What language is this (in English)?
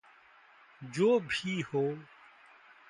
Hindi